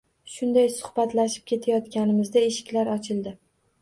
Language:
Uzbek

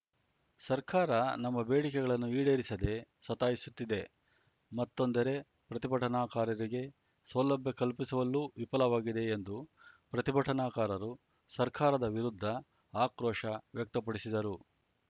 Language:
Kannada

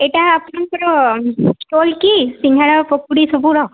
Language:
Odia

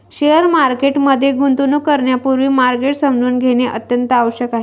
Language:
Marathi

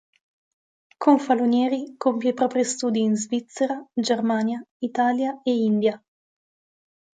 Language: Italian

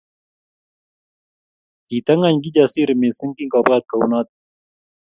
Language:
Kalenjin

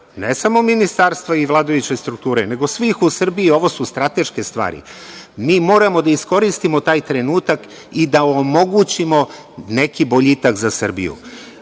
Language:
Serbian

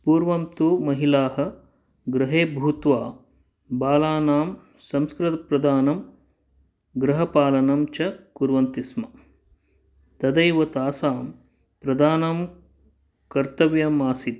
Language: Sanskrit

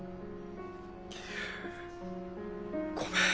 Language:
Japanese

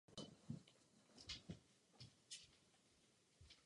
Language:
Czech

